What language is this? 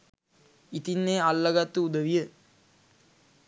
Sinhala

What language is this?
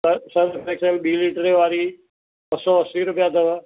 Sindhi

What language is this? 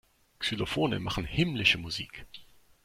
German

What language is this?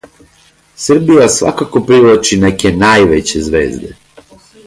Serbian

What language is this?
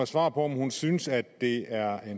Danish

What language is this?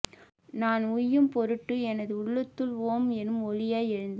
Tamil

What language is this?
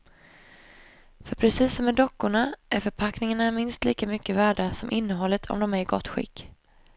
Swedish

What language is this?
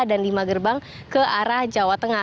Indonesian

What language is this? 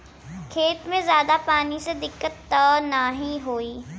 Bhojpuri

